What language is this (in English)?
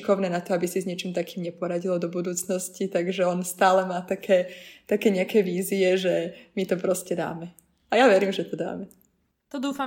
Slovak